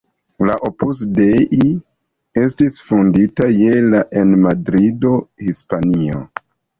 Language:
Esperanto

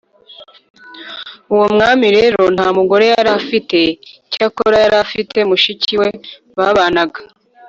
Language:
Kinyarwanda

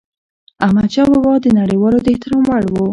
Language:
Pashto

